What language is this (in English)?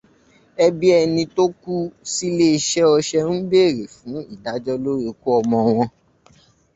Yoruba